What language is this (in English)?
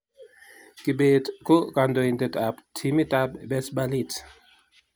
Kalenjin